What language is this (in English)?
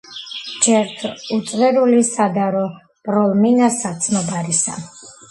Georgian